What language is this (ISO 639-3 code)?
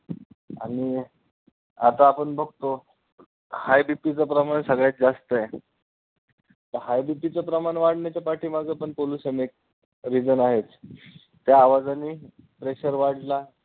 mar